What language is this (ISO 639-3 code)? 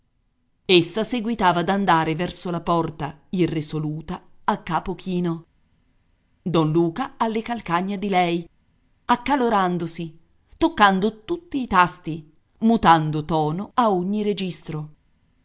ita